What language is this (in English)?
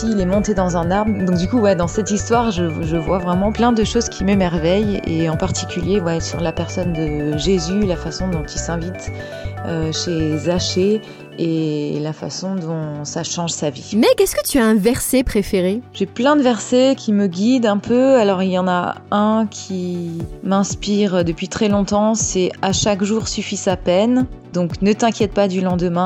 French